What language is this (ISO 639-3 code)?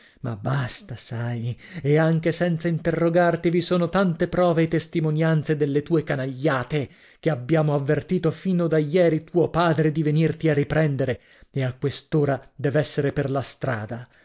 ita